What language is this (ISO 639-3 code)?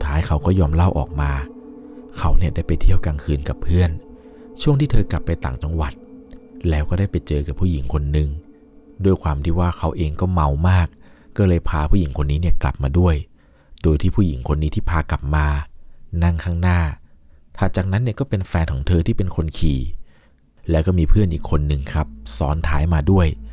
tha